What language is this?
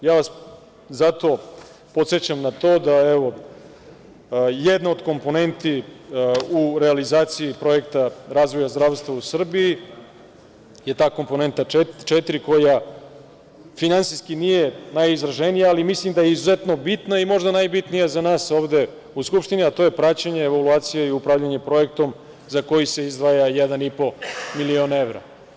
Serbian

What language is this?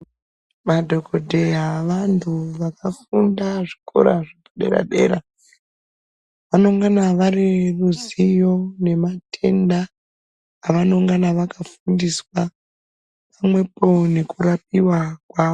Ndau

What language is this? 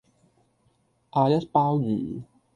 Cantonese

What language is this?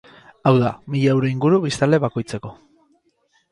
Basque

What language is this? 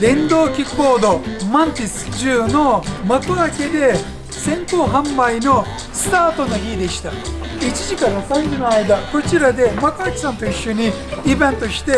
Japanese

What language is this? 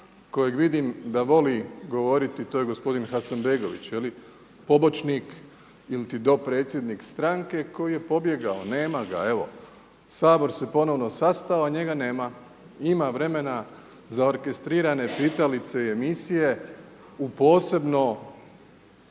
Croatian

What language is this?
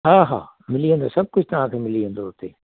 Sindhi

